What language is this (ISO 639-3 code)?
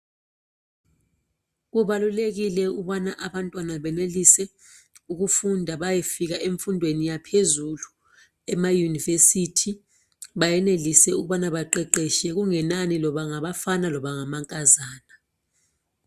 nde